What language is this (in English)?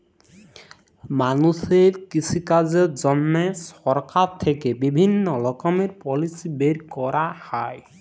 Bangla